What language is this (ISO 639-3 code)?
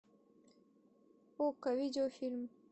rus